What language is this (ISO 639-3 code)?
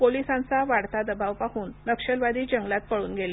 mar